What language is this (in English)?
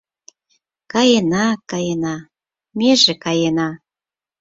Mari